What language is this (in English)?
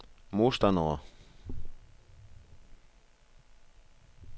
Danish